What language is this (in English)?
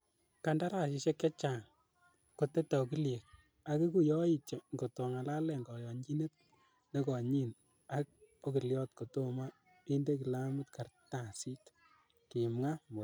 Kalenjin